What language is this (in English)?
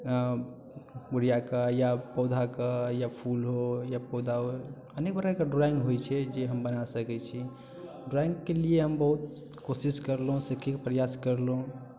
Maithili